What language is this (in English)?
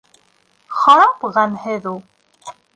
Bashkir